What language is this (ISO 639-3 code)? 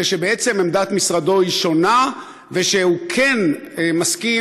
heb